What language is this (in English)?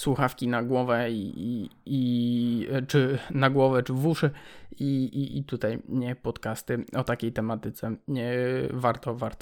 Polish